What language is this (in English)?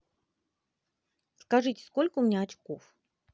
Russian